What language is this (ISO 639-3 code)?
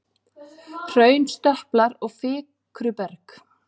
isl